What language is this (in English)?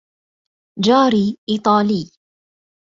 Arabic